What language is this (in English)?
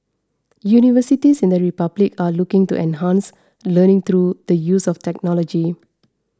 English